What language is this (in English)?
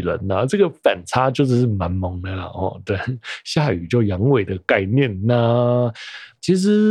Chinese